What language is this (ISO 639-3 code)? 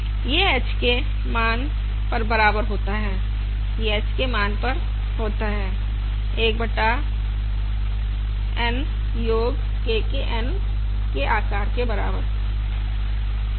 hin